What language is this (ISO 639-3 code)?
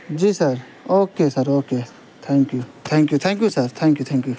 urd